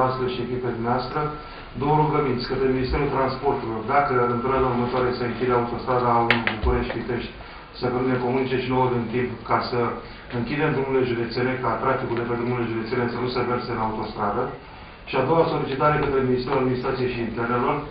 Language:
Romanian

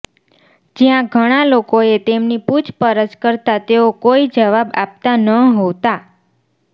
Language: Gujarati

